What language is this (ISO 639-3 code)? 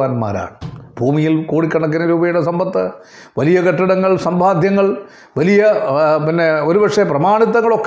mal